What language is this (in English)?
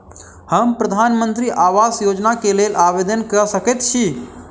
Maithili